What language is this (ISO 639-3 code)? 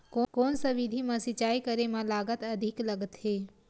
hne